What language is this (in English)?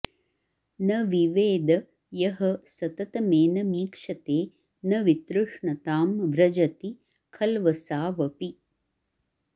Sanskrit